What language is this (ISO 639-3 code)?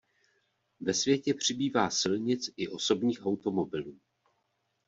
ces